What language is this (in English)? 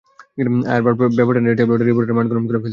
Bangla